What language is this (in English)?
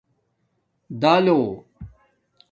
Domaaki